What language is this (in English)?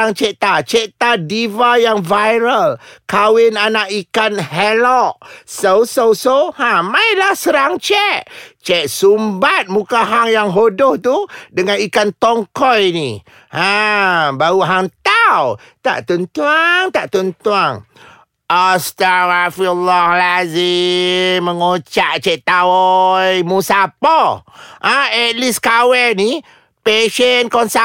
Malay